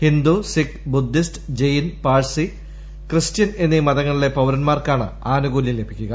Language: Malayalam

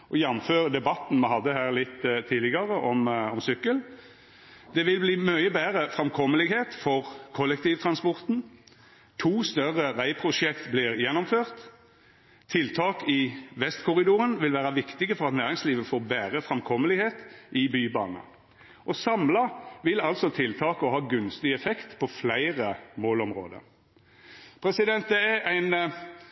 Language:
Norwegian Nynorsk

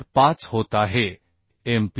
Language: Marathi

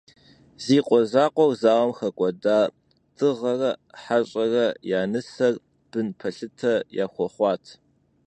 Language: Kabardian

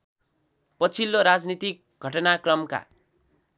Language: Nepali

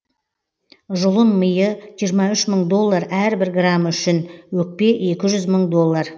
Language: Kazakh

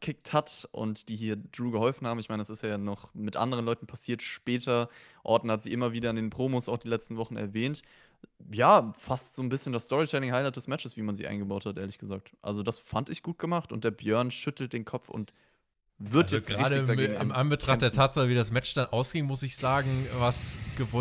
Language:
German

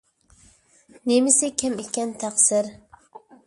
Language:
Uyghur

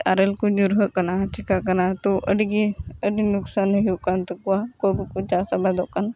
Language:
Santali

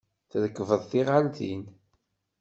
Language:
Kabyle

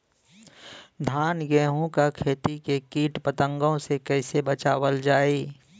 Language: Bhojpuri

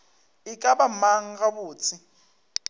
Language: Northern Sotho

